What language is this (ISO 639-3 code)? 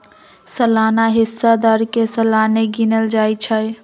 mag